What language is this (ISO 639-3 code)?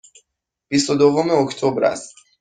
fas